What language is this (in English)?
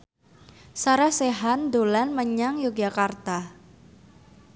Javanese